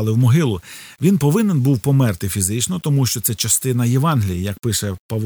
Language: Ukrainian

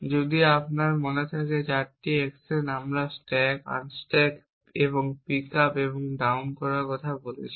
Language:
Bangla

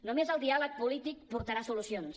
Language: Catalan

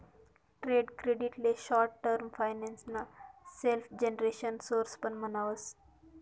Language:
Marathi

